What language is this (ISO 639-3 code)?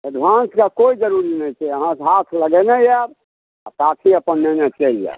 mai